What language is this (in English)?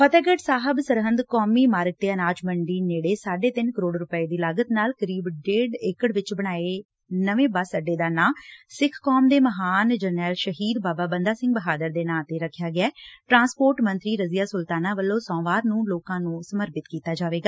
Punjabi